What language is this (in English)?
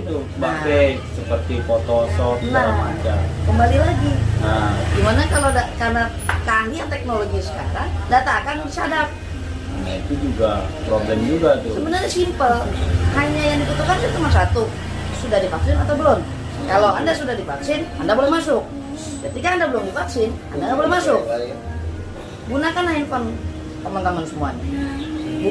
Indonesian